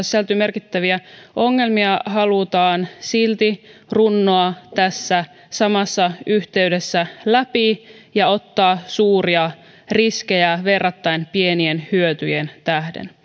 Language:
Finnish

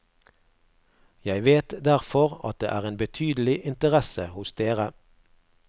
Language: Norwegian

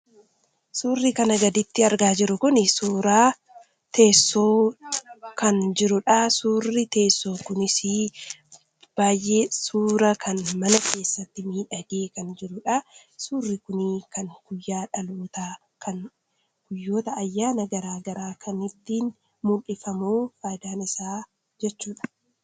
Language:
Oromo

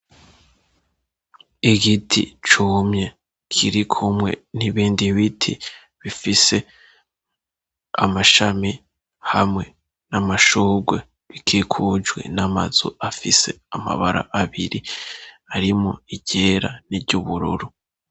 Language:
Rundi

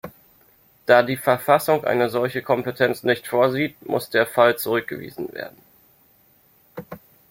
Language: German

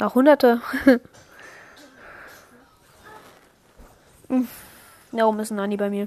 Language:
German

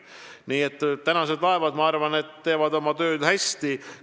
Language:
Estonian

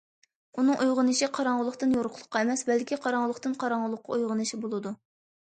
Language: Uyghur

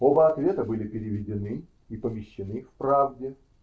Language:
Russian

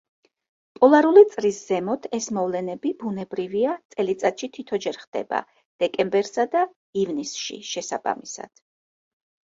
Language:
Georgian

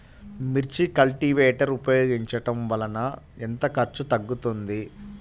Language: Telugu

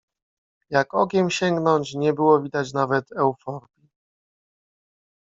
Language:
Polish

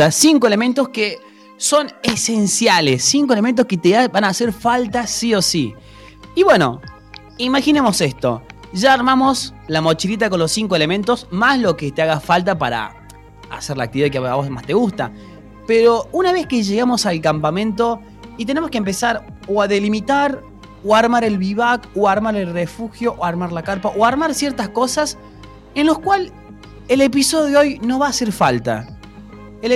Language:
Spanish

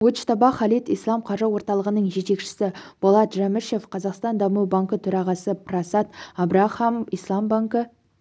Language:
Kazakh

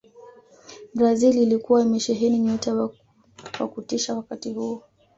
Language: Swahili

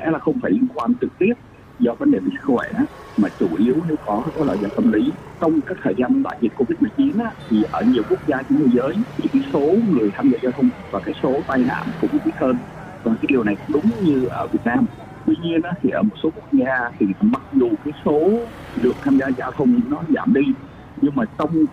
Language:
Vietnamese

